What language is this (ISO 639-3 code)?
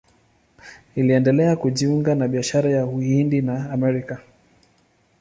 swa